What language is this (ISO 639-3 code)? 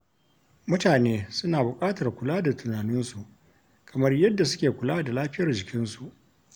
hau